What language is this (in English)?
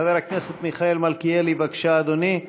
Hebrew